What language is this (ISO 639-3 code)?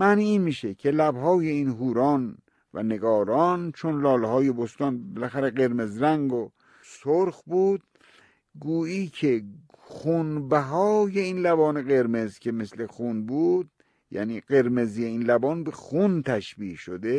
fas